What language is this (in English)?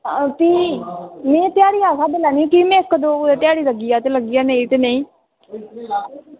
Dogri